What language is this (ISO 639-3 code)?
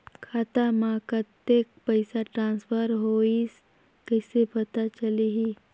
hne